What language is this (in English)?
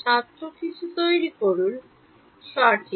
Bangla